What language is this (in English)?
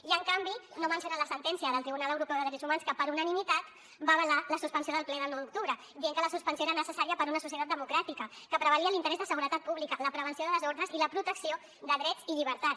Catalan